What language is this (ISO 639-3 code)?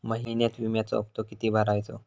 mar